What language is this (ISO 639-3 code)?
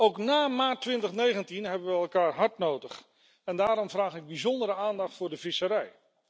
nld